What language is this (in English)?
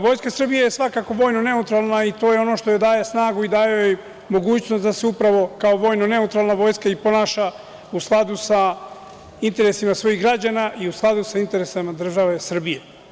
Serbian